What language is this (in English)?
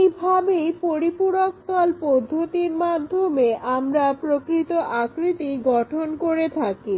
Bangla